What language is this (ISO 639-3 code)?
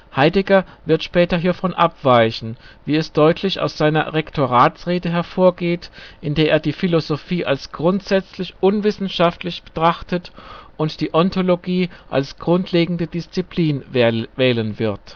deu